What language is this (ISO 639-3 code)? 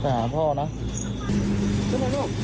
tha